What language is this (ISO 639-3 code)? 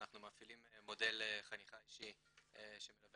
heb